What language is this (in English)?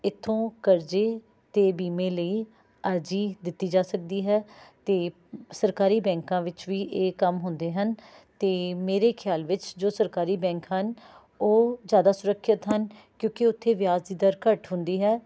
Punjabi